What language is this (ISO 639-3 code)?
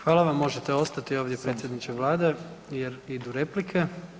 hrv